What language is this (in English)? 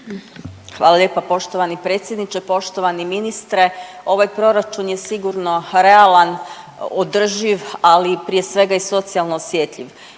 Croatian